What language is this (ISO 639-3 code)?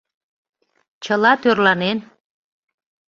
chm